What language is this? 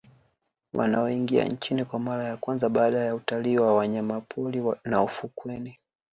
Swahili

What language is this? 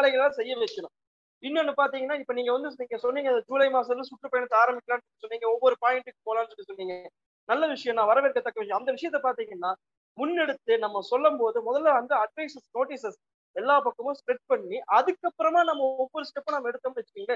Tamil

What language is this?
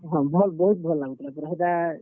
Odia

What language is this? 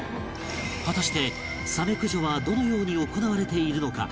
Japanese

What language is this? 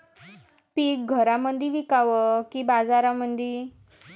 Marathi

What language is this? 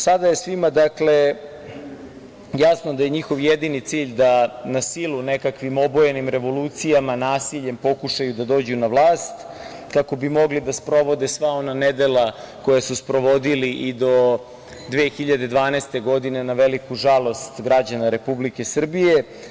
Serbian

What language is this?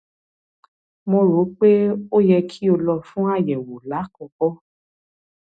Yoruba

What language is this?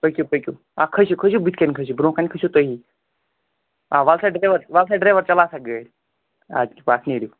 Kashmiri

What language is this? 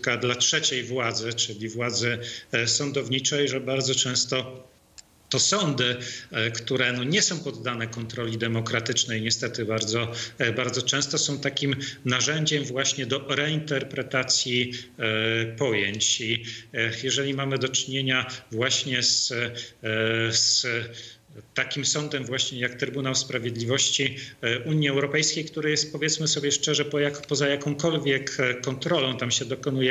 Polish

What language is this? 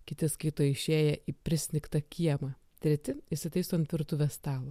Lithuanian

